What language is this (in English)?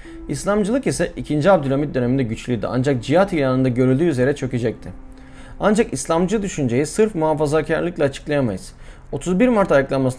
Turkish